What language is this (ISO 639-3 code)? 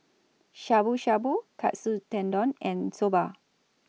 eng